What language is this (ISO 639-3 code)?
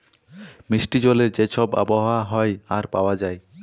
ben